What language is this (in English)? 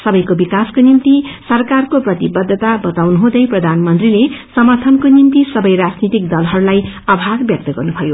Nepali